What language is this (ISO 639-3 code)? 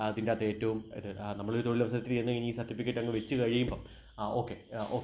mal